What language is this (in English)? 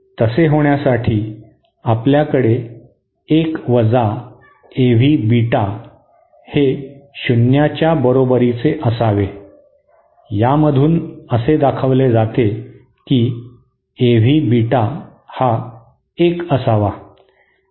Marathi